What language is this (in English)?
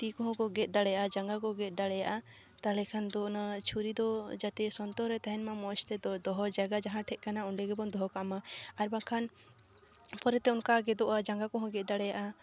Santali